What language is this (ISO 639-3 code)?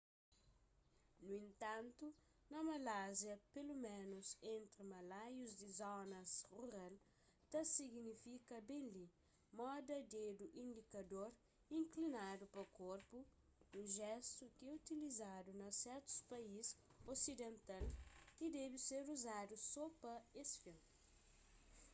kea